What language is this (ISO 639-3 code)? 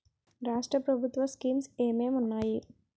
tel